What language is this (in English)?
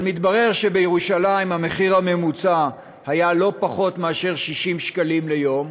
Hebrew